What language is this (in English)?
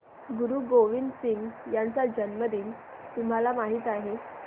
Marathi